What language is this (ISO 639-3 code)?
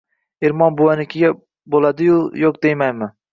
uzb